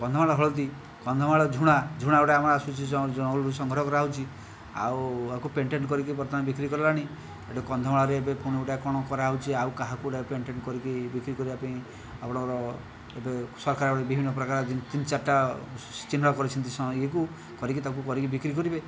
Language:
Odia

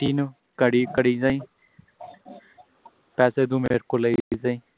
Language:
Punjabi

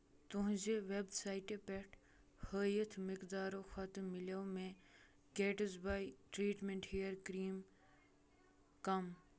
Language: Kashmiri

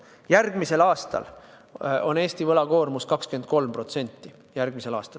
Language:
Estonian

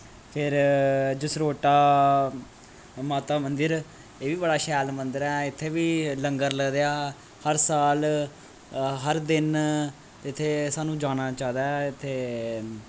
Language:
Dogri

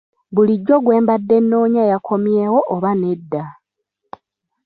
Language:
Ganda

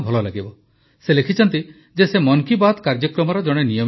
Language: Odia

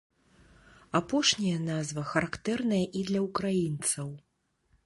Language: Belarusian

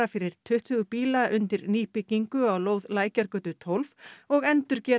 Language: Icelandic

